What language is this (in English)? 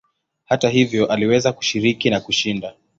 Swahili